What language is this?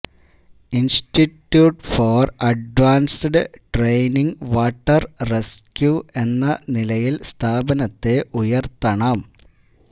Malayalam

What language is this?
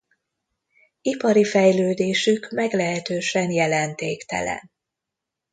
Hungarian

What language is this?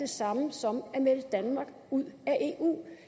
Danish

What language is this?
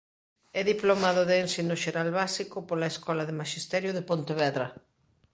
Galician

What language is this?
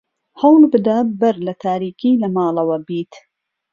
Central Kurdish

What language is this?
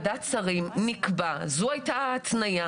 Hebrew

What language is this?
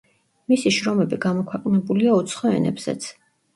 Georgian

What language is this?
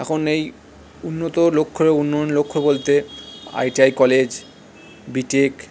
Bangla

